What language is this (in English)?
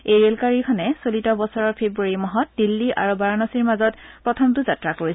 Assamese